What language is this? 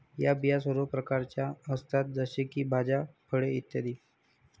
Marathi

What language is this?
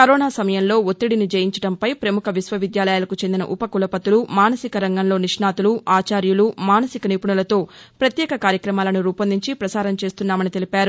Telugu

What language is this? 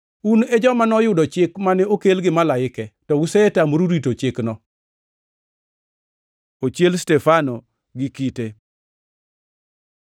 Luo (Kenya and Tanzania)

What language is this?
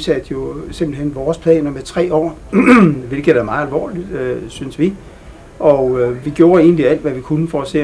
Danish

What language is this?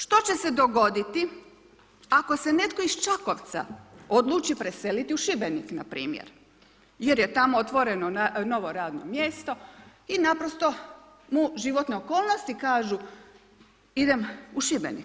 Croatian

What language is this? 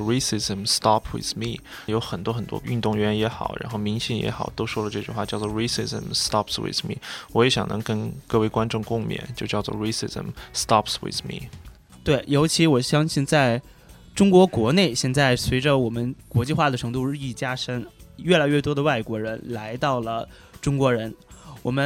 Chinese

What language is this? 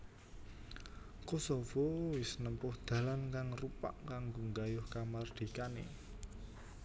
Javanese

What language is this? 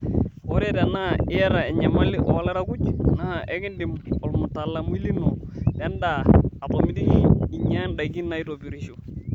Masai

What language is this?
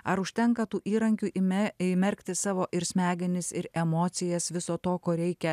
Lithuanian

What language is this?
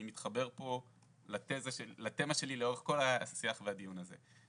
Hebrew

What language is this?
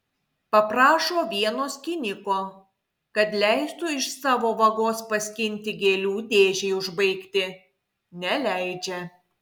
Lithuanian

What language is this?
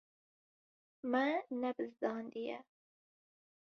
Kurdish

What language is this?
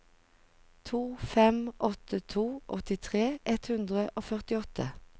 Norwegian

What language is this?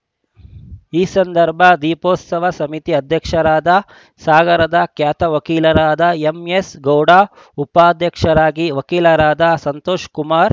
Kannada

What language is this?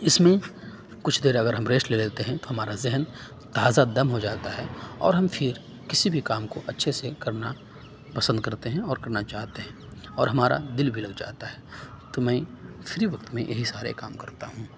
Urdu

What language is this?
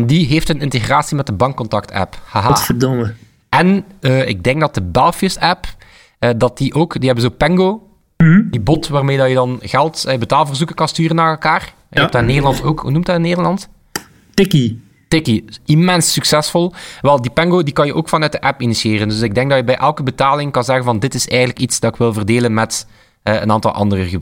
Dutch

